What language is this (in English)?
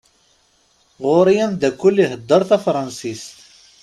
Kabyle